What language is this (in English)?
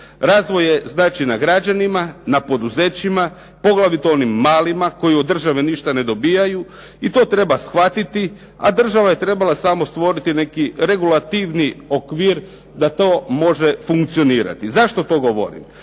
Croatian